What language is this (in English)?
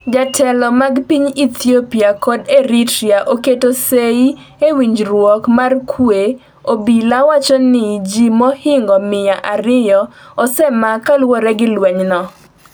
Luo (Kenya and Tanzania)